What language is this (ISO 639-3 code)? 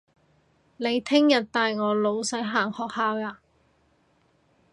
yue